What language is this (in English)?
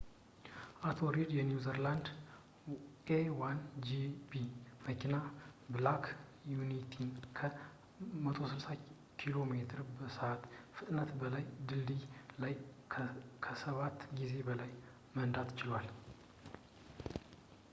Amharic